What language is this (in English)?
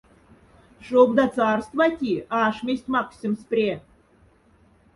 Moksha